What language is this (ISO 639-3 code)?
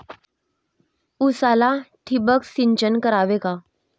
mar